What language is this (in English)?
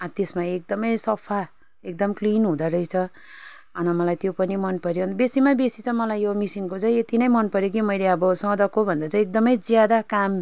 Nepali